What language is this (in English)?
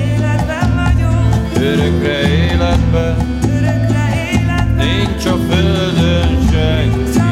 Hungarian